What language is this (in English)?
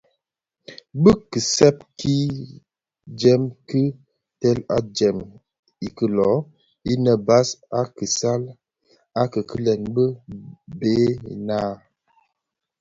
Bafia